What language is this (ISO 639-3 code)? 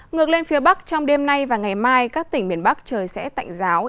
vie